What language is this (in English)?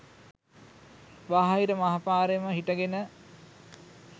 Sinhala